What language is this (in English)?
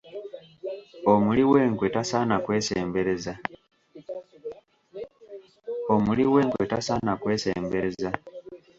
Ganda